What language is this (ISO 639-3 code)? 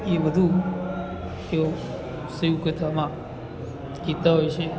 guj